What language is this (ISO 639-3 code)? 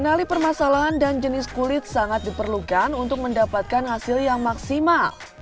ind